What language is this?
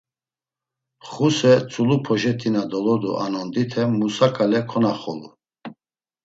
Laz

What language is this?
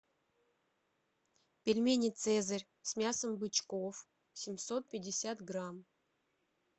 Russian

